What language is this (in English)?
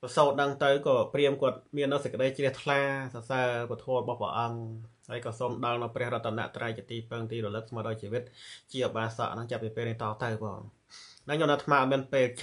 Thai